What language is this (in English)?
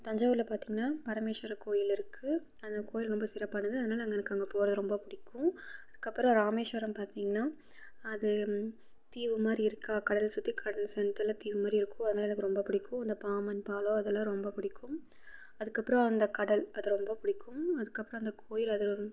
Tamil